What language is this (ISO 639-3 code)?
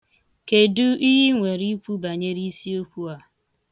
ibo